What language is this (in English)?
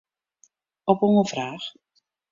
Western Frisian